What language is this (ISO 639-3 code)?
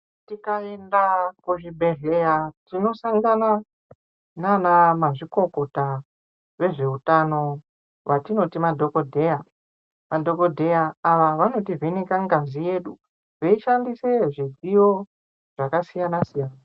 ndc